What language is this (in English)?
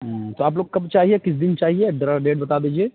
Urdu